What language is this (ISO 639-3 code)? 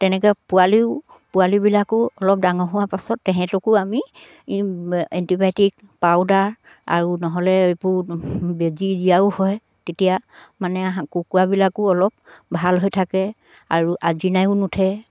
asm